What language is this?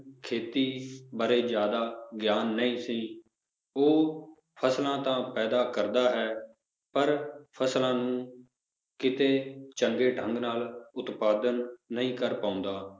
Punjabi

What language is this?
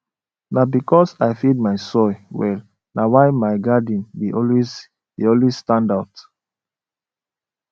Nigerian Pidgin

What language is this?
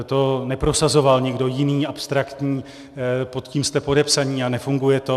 Czech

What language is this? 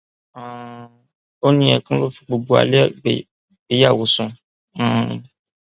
Yoruba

